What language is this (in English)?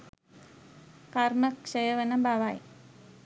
Sinhala